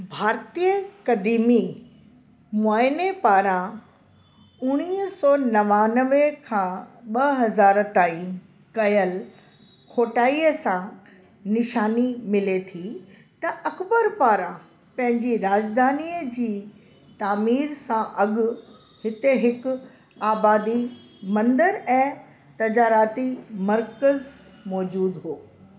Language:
Sindhi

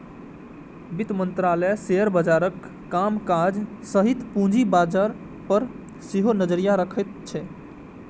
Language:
Maithili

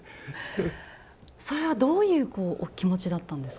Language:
Japanese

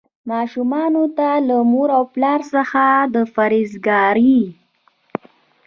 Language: Pashto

